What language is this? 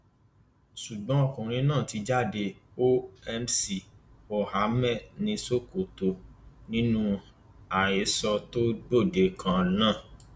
Yoruba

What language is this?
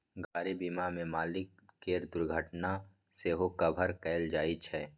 Maithili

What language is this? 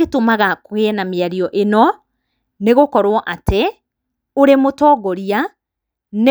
Kikuyu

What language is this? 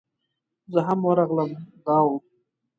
Pashto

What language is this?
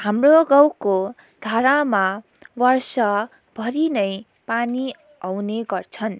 Nepali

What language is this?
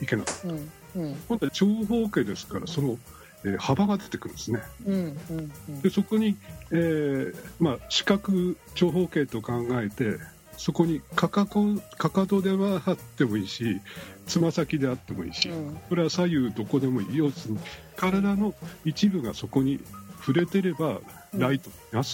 Japanese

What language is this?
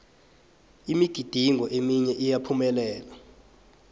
South Ndebele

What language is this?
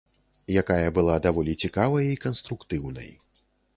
Belarusian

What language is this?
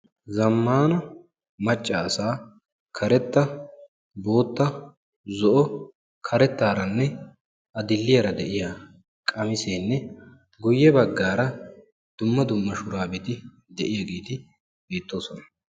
Wolaytta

